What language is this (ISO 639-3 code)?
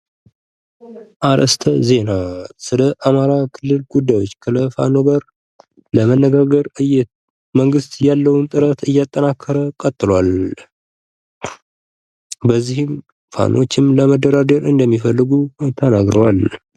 amh